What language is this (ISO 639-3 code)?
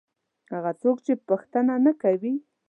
pus